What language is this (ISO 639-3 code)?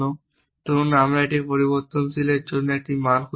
ben